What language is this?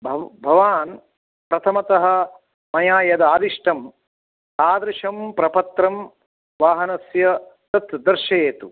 Sanskrit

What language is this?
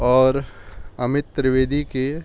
Urdu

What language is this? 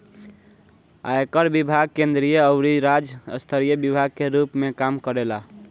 Bhojpuri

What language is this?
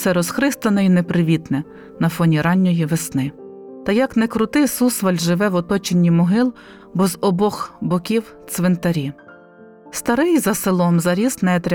Ukrainian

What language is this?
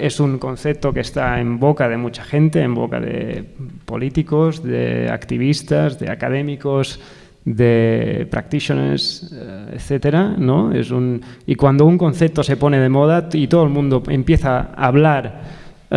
Spanish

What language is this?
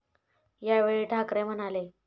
Marathi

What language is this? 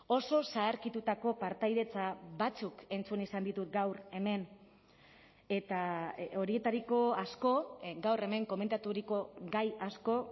Basque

